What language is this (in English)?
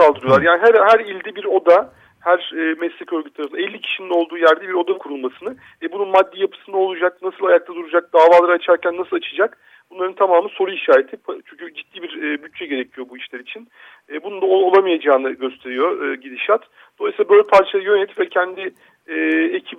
Turkish